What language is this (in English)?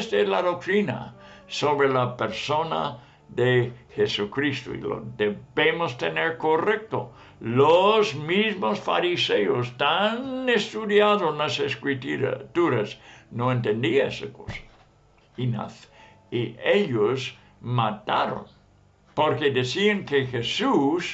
Spanish